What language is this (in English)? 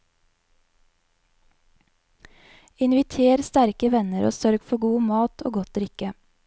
Norwegian